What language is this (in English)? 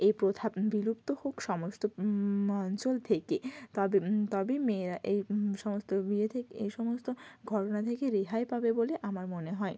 Bangla